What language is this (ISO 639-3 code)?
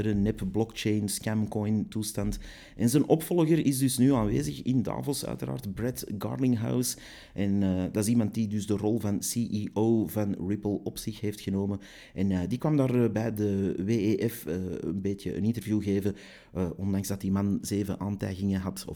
nld